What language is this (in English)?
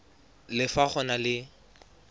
Tswana